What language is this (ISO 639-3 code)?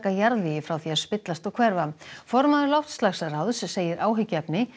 isl